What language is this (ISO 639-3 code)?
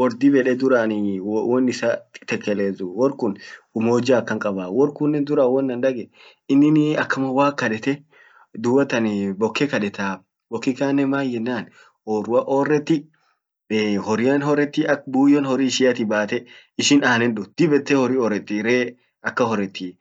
orc